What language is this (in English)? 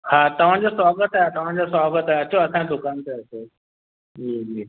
Sindhi